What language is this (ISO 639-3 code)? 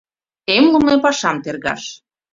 chm